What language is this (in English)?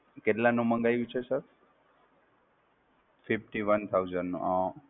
Gujarati